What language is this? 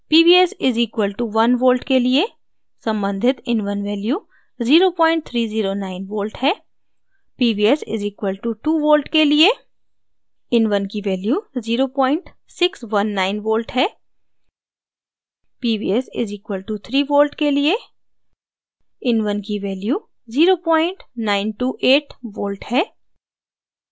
Hindi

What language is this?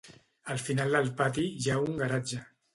Catalan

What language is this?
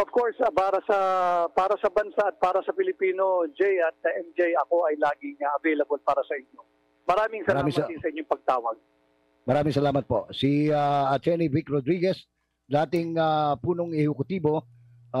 Filipino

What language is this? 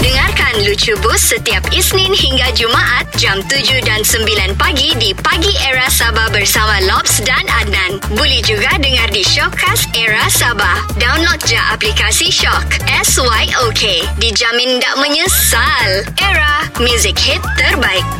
Malay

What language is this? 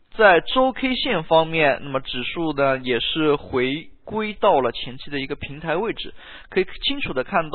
Chinese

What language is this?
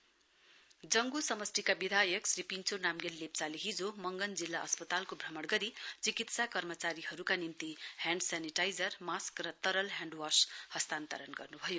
Nepali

